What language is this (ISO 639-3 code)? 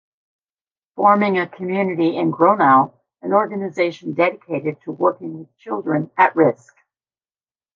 eng